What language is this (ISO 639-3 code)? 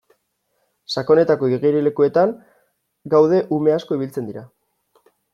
eus